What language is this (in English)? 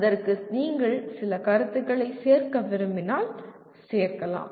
Tamil